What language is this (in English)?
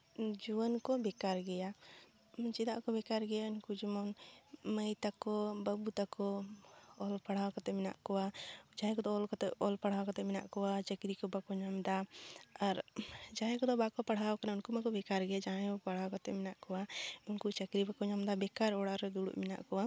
Santali